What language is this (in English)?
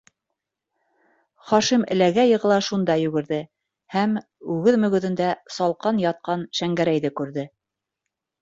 Bashkir